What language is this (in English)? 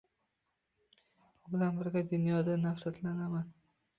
Uzbek